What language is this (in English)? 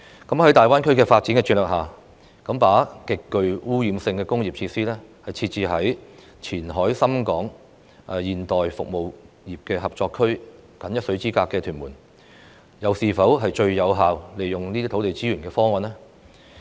Cantonese